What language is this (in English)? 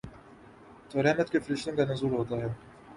Urdu